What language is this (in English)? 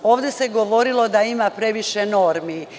Serbian